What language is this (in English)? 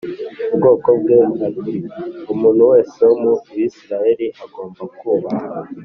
Kinyarwanda